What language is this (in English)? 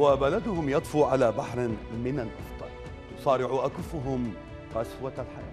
Arabic